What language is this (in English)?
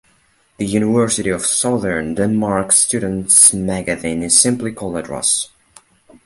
English